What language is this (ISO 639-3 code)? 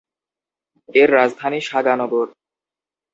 ben